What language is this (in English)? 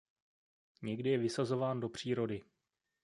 Czech